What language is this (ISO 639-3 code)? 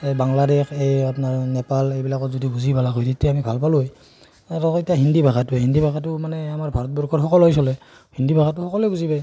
asm